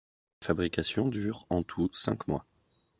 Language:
French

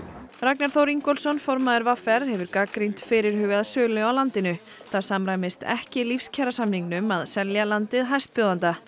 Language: Icelandic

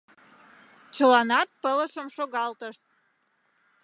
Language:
Mari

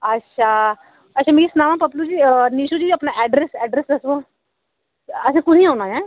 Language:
Dogri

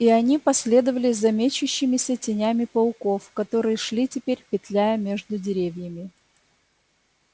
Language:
Russian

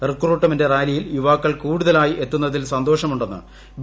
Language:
Malayalam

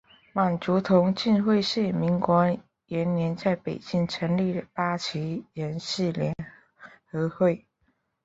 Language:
Chinese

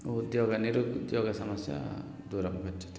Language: Sanskrit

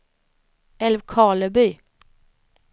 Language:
Swedish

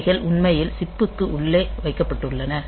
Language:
Tamil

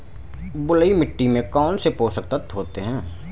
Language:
Hindi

